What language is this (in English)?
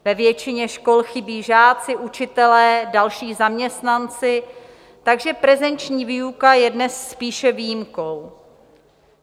Czech